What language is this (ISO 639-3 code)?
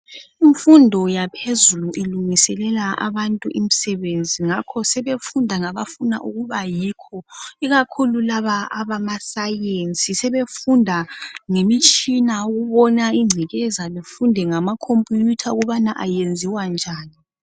nde